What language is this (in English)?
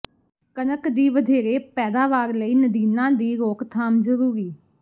Punjabi